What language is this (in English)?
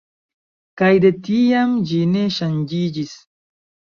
Esperanto